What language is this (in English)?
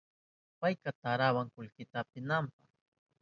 Southern Pastaza Quechua